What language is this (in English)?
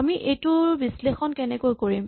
Assamese